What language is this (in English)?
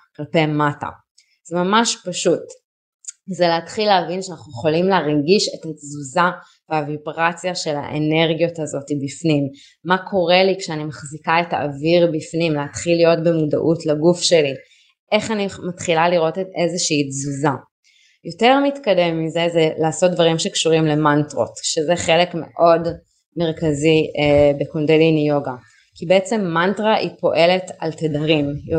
Hebrew